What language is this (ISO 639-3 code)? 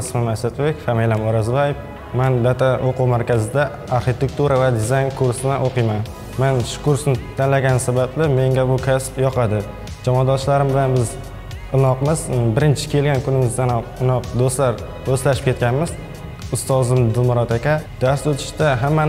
tur